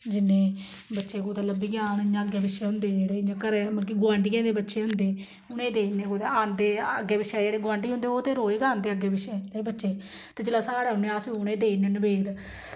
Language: Dogri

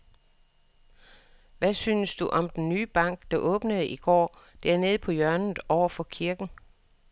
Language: Danish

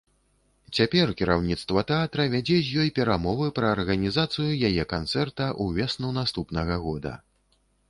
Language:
Belarusian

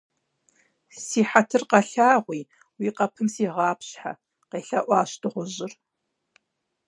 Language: Kabardian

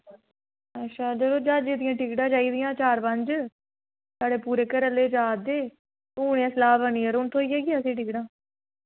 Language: Dogri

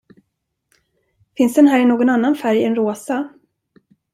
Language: Swedish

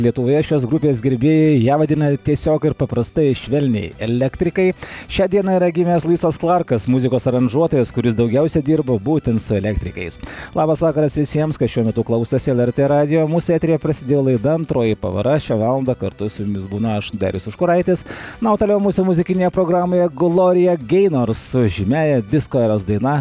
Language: Lithuanian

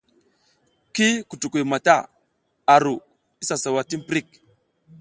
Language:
South Giziga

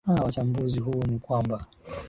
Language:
Swahili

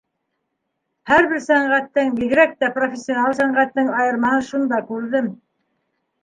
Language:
Bashkir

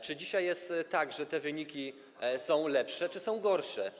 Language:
Polish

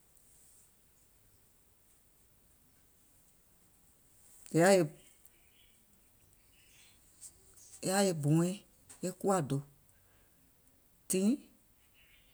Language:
Gola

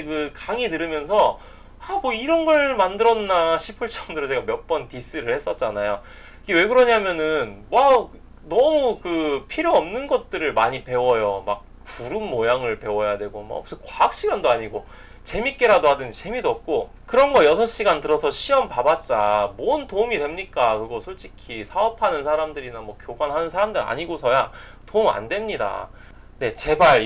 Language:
Korean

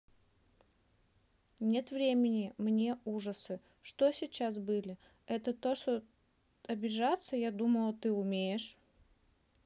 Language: Russian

